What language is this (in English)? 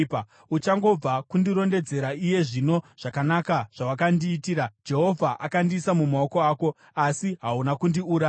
Shona